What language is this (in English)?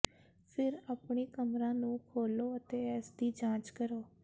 Punjabi